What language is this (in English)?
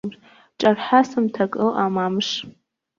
Abkhazian